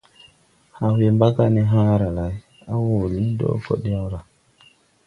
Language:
Tupuri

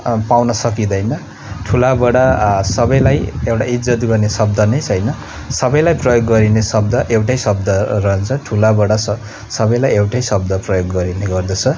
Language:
Nepali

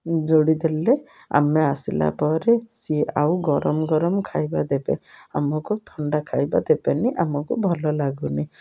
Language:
Odia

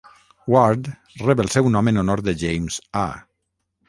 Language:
Catalan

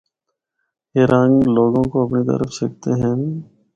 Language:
Northern Hindko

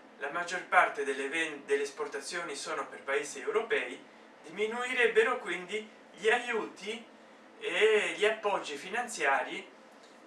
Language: Italian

